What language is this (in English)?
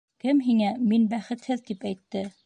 Bashkir